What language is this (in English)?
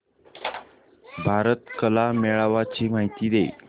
Marathi